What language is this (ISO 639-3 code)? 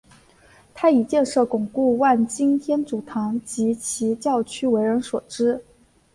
zho